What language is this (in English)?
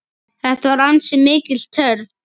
Icelandic